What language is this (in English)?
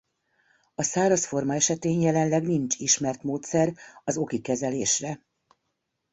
Hungarian